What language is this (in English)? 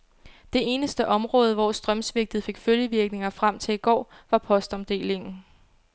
Danish